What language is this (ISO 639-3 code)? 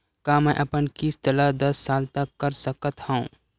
hne